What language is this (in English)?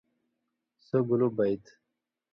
Indus Kohistani